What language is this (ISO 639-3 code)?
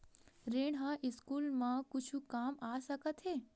hne